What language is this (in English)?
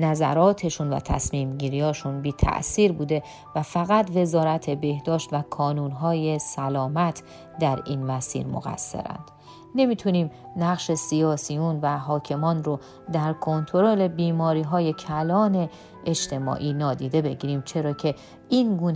Persian